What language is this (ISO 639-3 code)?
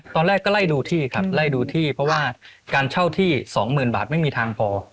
tha